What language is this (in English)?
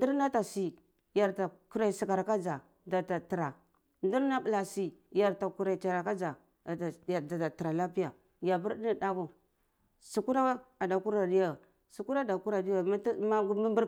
Cibak